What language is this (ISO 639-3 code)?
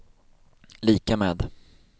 swe